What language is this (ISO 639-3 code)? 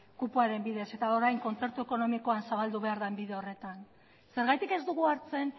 eus